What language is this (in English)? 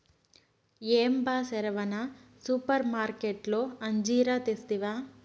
Telugu